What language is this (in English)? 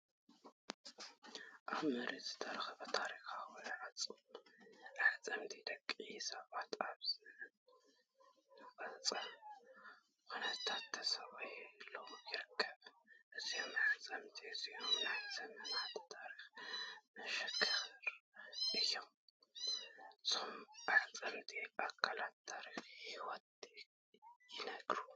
Tigrinya